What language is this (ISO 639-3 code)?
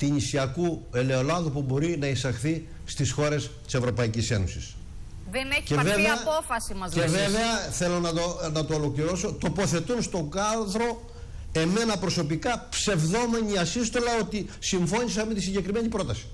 ell